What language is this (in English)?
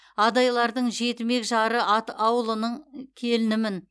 Kazakh